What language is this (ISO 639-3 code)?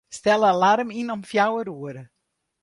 fry